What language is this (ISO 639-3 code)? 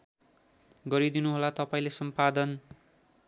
nep